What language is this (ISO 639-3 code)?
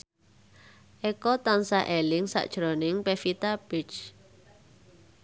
jav